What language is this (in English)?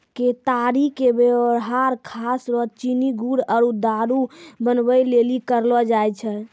Maithili